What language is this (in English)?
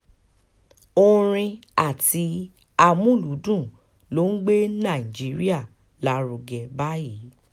Yoruba